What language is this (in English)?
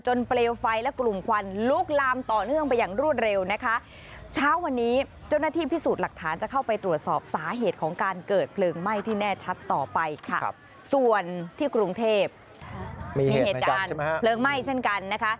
Thai